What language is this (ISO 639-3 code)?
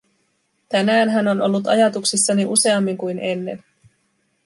fin